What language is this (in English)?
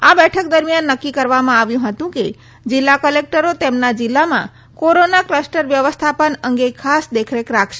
Gujarati